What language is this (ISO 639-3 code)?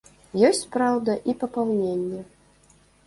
bel